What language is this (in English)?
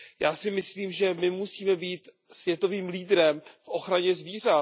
Czech